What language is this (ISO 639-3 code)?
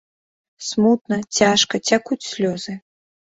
bel